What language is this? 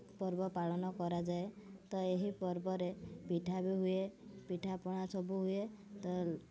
Odia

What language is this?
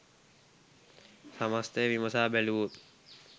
Sinhala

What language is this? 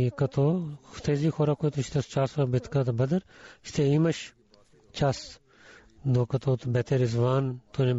Bulgarian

